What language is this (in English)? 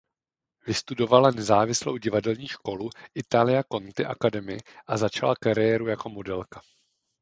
Czech